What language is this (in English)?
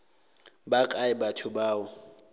Northern Sotho